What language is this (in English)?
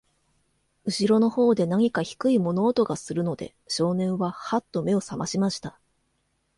Japanese